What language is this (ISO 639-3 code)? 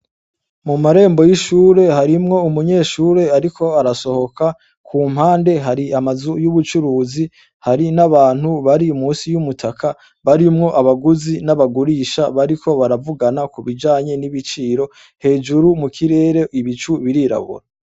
run